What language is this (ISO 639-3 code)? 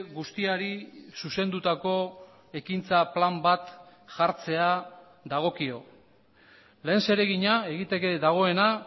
eus